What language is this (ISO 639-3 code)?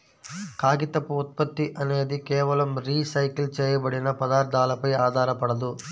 tel